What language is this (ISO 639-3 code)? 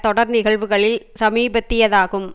tam